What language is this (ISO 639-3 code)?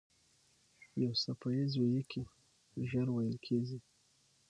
pus